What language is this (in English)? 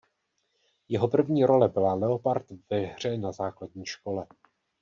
Czech